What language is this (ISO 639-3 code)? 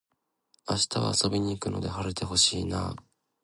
jpn